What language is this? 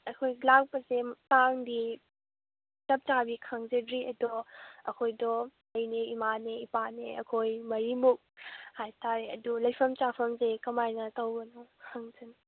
Manipuri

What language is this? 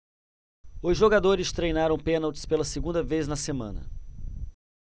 Portuguese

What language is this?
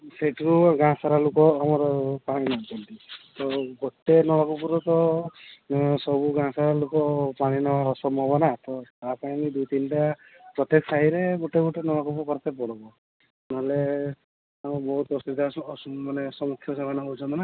Odia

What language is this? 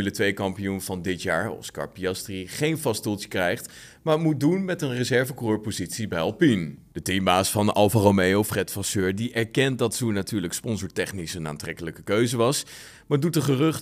Dutch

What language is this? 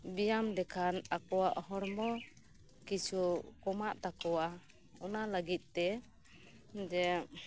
Santali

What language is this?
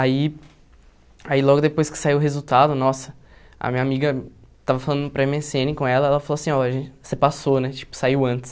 Portuguese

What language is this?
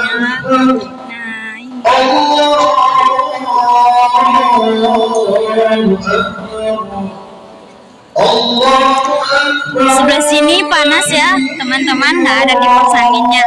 Indonesian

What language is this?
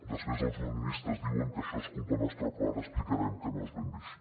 Catalan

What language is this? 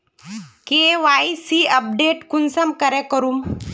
Magahi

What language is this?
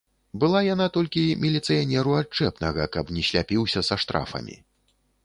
Belarusian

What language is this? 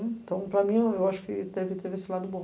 Portuguese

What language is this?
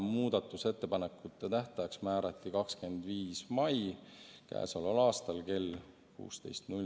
Estonian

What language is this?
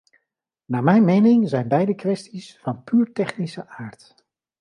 Dutch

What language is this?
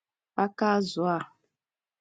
Igbo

